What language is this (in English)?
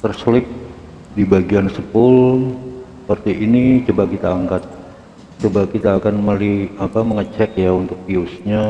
Indonesian